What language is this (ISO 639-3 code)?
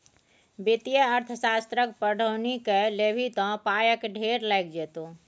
mai